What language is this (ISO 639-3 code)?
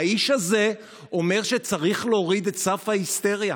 heb